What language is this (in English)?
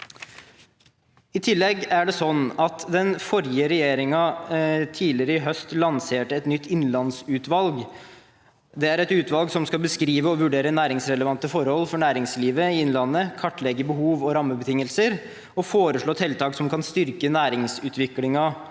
Norwegian